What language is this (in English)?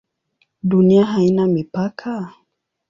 Swahili